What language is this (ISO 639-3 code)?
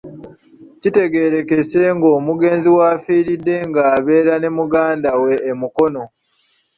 lug